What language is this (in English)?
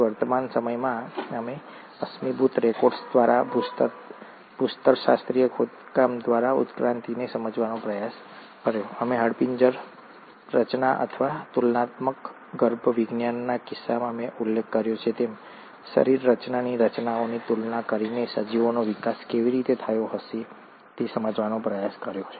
Gujarati